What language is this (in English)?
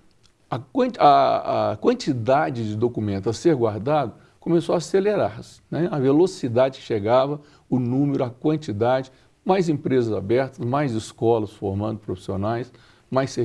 Portuguese